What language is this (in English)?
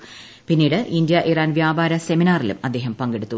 Malayalam